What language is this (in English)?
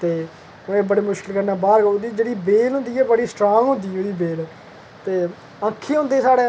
Dogri